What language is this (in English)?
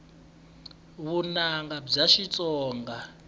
Tsonga